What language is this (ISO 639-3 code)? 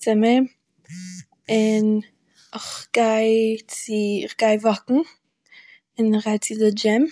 yid